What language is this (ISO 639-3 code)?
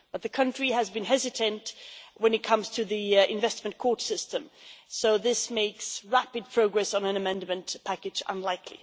eng